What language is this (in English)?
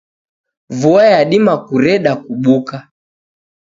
Taita